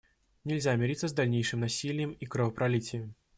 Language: Russian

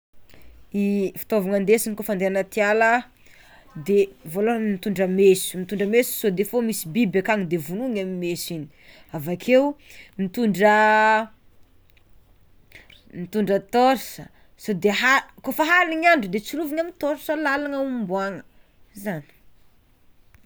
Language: Tsimihety Malagasy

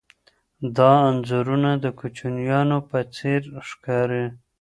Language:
Pashto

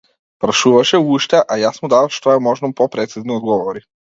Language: Macedonian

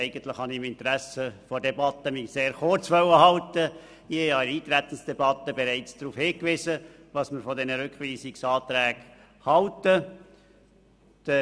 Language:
Swiss German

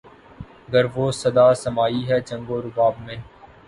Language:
Urdu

